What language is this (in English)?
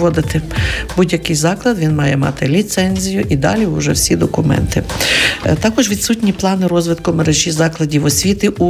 Ukrainian